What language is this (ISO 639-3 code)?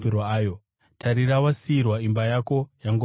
sna